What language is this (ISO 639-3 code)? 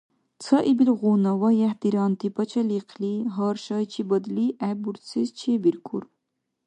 dar